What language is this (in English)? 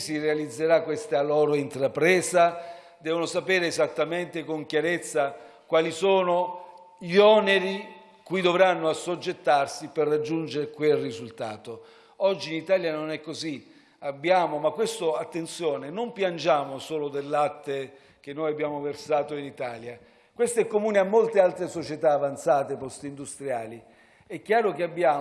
Italian